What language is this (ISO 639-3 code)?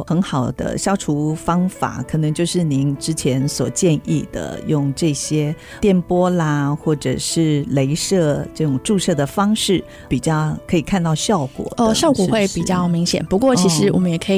zho